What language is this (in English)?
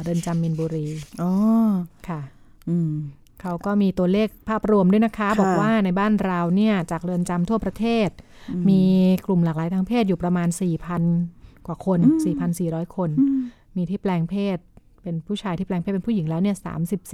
Thai